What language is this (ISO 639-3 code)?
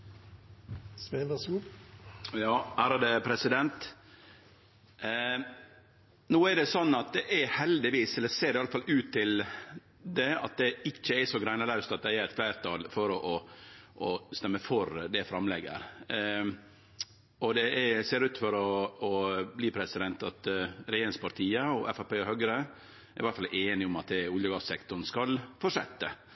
nno